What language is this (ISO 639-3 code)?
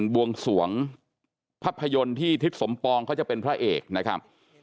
tha